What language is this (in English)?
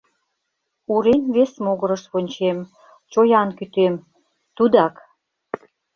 Mari